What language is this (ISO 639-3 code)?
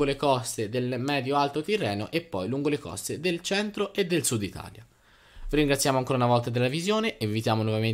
ita